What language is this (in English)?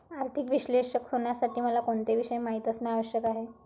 Marathi